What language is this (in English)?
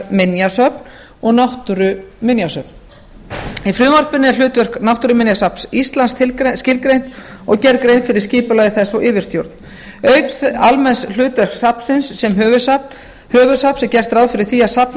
Icelandic